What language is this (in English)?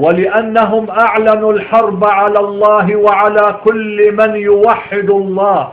Arabic